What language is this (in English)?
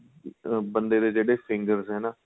Punjabi